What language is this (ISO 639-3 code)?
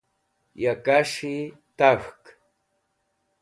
wbl